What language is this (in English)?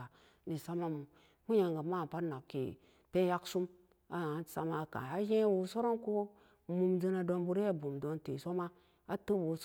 Samba Daka